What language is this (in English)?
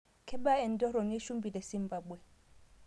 Masai